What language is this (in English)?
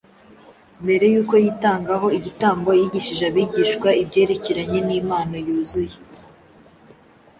Kinyarwanda